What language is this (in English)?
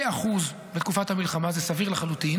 Hebrew